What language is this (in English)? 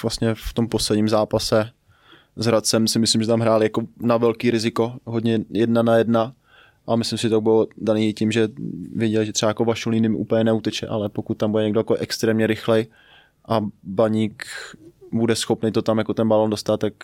Czech